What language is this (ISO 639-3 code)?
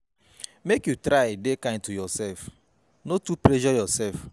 pcm